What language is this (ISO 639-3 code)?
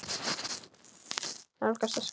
isl